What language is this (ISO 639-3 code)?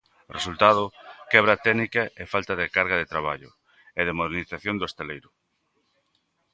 glg